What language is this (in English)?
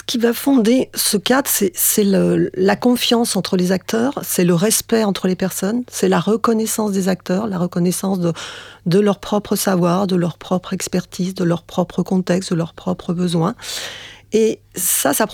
French